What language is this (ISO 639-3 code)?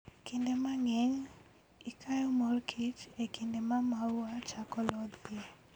luo